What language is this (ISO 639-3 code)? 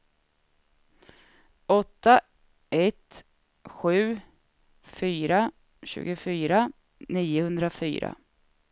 swe